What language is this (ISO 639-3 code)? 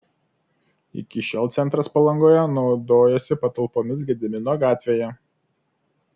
lit